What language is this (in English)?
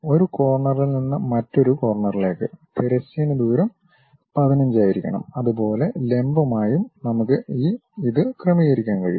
Malayalam